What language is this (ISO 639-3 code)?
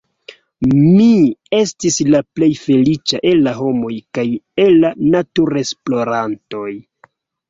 epo